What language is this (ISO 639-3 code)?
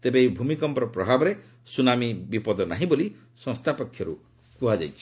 ori